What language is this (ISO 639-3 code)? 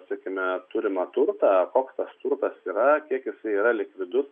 lit